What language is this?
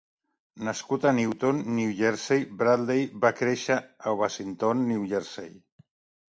Catalan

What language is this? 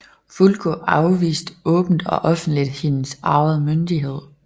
Danish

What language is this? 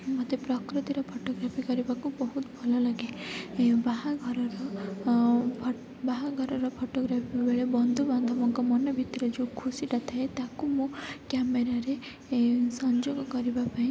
Odia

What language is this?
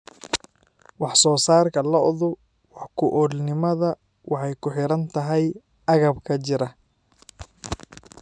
Somali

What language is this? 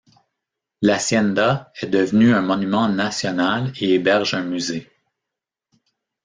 French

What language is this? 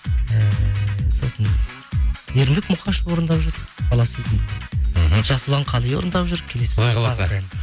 Kazakh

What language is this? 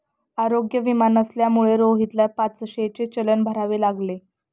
Marathi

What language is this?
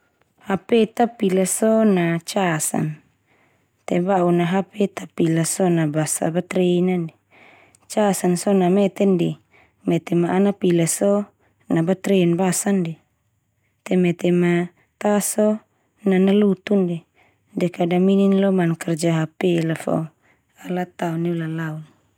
Termanu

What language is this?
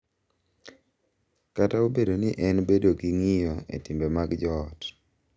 Luo (Kenya and Tanzania)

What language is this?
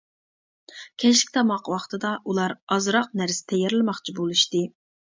Uyghur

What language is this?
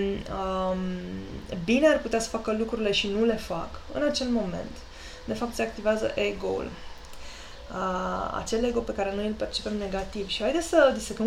Romanian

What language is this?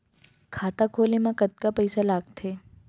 Chhattisgarhi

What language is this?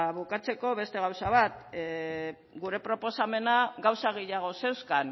Basque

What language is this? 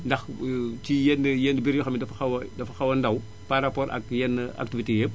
Wolof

